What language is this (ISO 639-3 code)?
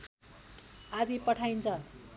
nep